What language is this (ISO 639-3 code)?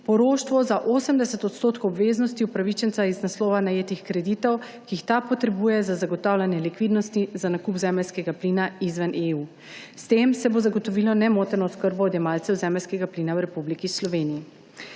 slv